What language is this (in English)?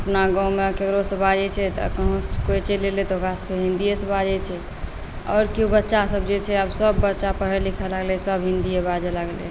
Maithili